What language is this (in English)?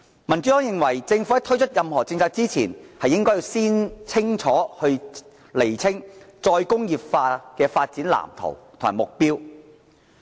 Cantonese